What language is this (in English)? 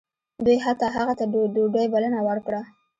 Pashto